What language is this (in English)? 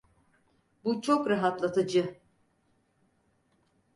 Turkish